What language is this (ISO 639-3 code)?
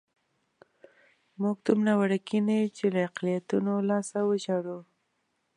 pus